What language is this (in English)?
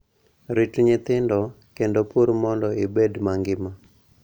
Luo (Kenya and Tanzania)